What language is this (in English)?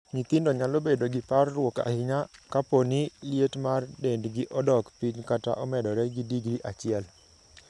Luo (Kenya and Tanzania)